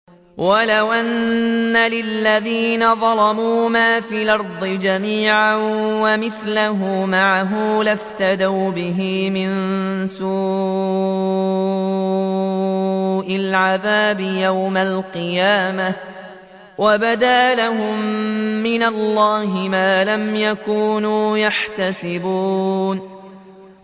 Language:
Arabic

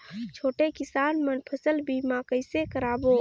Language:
Chhattisgarhi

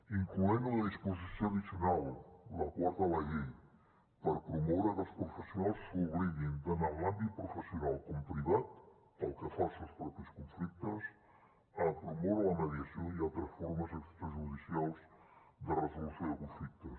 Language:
Catalan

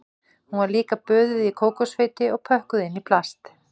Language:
Icelandic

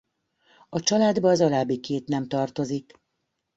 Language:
Hungarian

